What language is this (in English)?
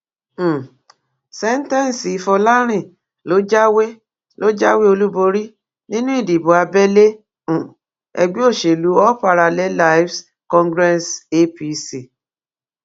Yoruba